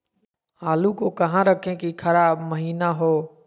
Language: Magahi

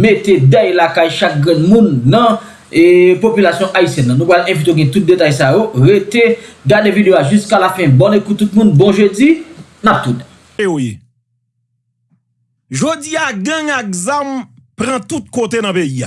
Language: French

